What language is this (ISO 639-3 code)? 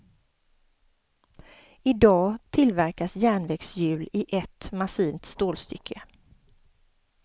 swe